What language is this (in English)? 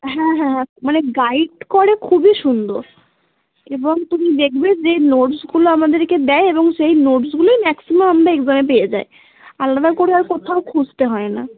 Bangla